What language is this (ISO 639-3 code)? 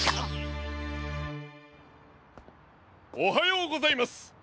jpn